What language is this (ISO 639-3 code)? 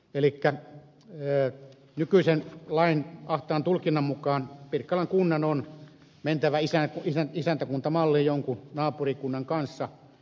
fin